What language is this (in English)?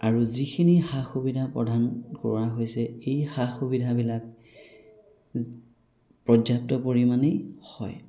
Assamese